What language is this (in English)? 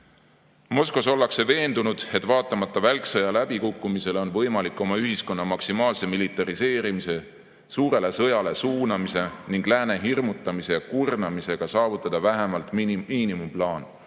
Estonian